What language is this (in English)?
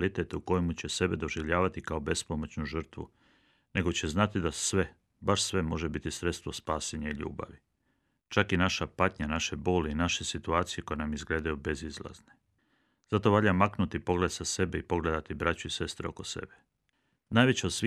Croatian